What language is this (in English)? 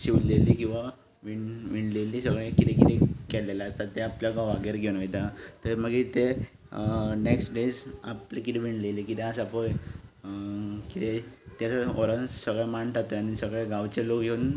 Konkani